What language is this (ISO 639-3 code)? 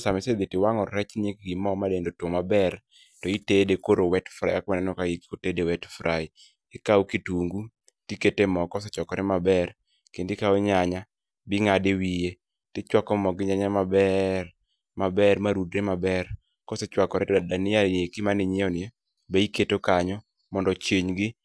luo